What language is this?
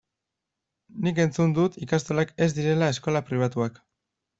Basque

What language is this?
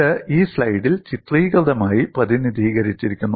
Malayalam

